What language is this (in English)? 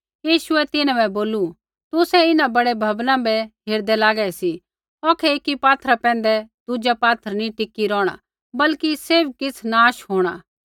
Kullu Pahari